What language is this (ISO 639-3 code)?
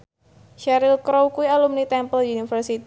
jav